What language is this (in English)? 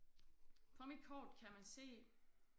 Danish